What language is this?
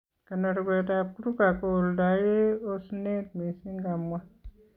Kalenjin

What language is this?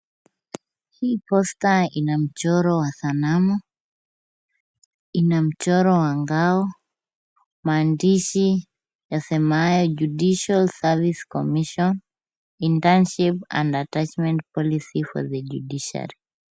Swahili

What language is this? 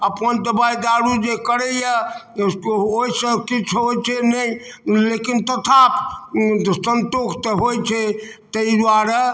Maithili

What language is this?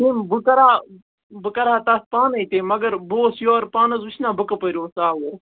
Kashmiri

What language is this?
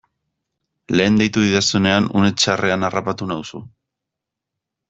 Basque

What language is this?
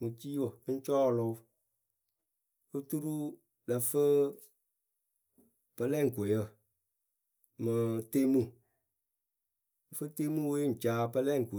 Akebu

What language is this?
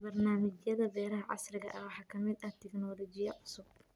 Somali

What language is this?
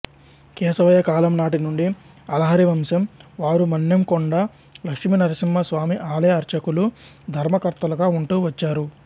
Telugu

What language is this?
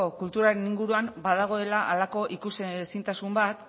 Basque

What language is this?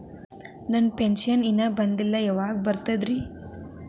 Kannada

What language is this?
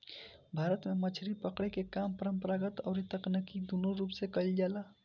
Bhojpuri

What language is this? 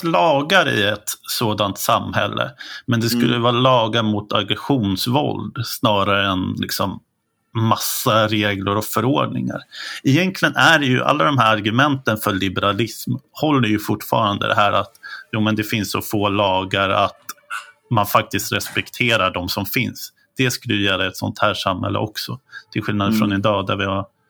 Swedish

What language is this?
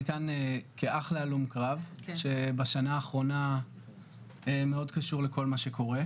Hebrew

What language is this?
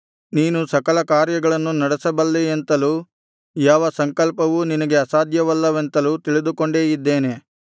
Kannada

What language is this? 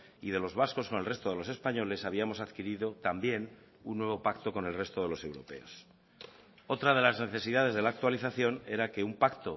Spanish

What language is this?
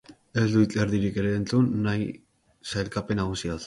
Basque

